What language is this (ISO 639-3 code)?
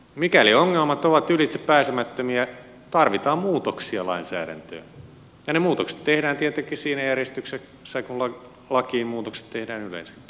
fin